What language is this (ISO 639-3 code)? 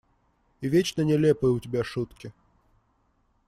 rus